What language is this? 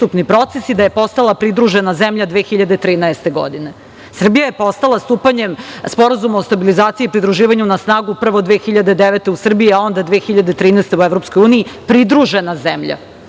Serbian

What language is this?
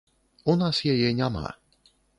Belarusian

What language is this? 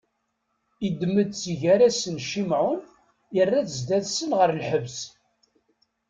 Kabyle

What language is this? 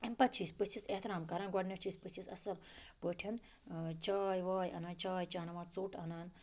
Kashmiri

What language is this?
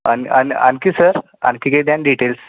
Marathi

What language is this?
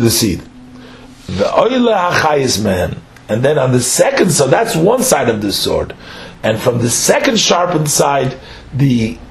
English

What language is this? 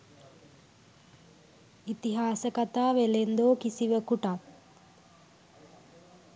Sinhala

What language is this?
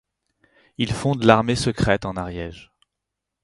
French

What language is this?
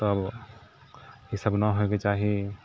Maithili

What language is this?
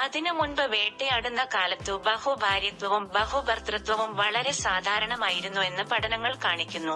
Malayalam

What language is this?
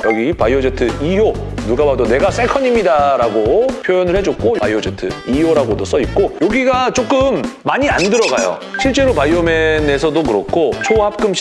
Korean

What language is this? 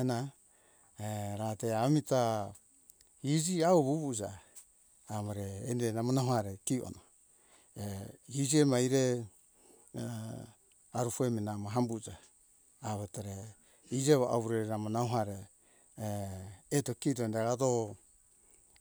Hunjara-Kaina Ke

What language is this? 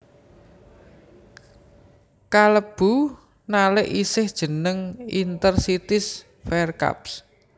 Javanese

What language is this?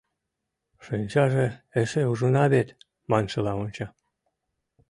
Mari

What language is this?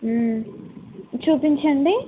Telugu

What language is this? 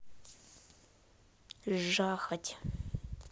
Russian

